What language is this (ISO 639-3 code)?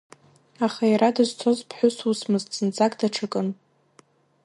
abk